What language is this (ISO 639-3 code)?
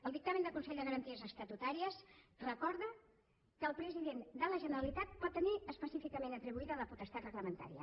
cat